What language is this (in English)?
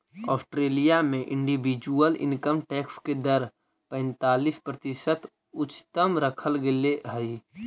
Magahi